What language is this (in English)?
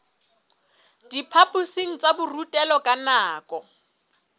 Southern Sotho